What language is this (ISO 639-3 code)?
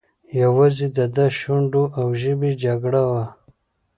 pus